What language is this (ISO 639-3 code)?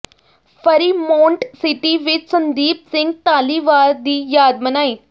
pan